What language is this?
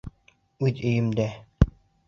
Bashkir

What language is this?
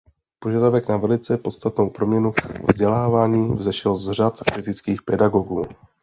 Czech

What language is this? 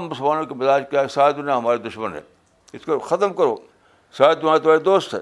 Urdu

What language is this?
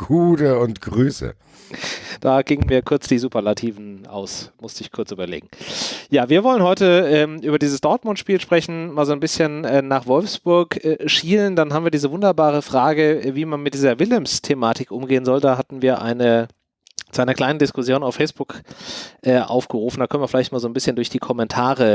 German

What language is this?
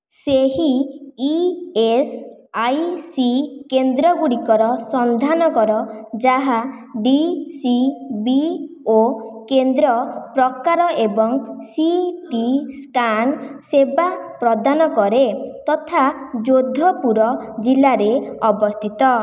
Odia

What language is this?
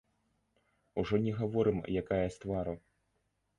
Belarusian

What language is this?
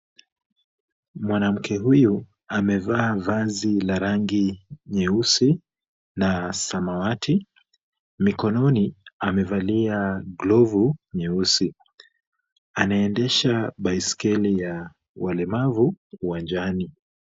Swahili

